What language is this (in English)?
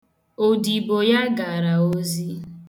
Igbo